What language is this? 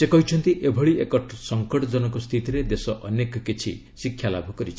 Odia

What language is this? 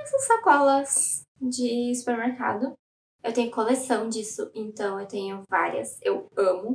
Portuguese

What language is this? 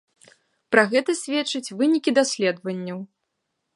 Belarusian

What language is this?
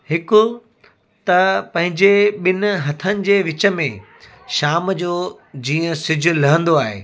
Sindhi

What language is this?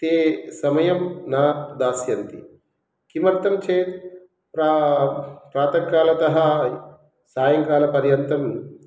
Sanskrit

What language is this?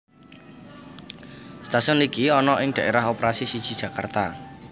Javanese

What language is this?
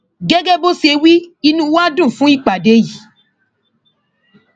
Yoruba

